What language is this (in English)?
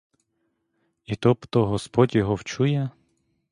Ukrainian